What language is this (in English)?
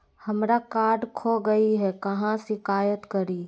Magahi